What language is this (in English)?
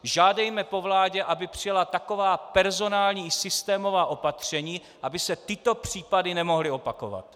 Czech